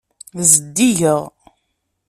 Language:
Kabyle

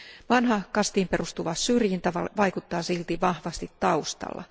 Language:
Finnish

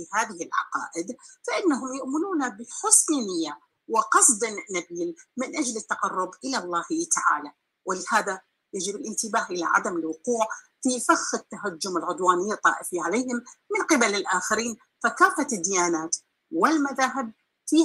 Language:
Arabic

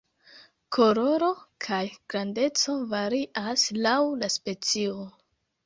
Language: Esperanto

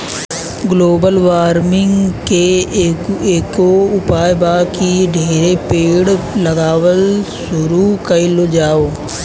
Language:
Bhojpuri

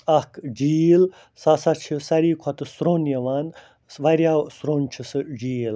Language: Kashmiri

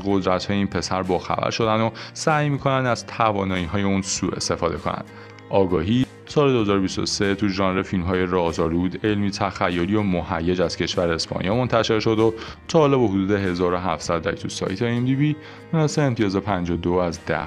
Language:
Persian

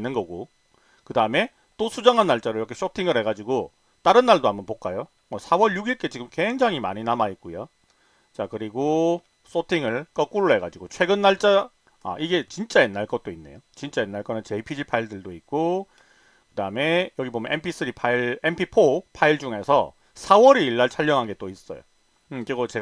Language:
Korean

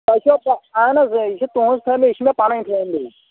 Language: Kashmiri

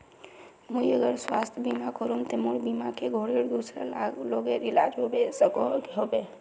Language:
Magahi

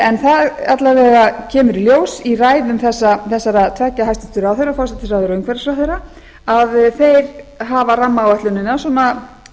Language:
Icelandic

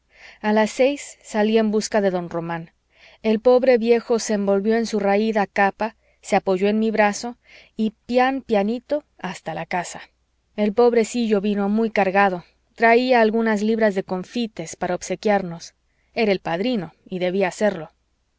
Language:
Spanish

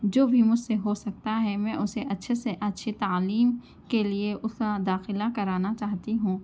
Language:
Urdu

